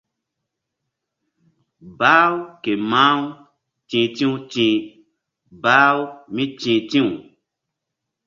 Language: Mbum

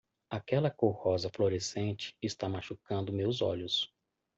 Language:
Portuguese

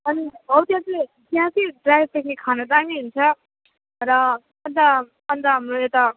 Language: Nepali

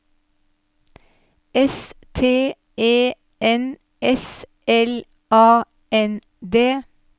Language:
Norwegian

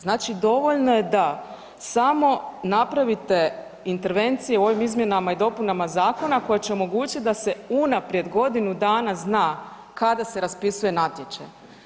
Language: Croatian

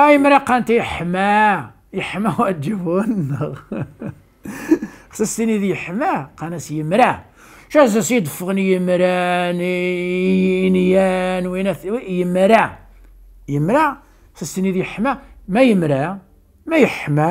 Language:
Arabic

